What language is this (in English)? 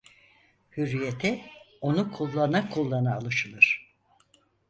Turkish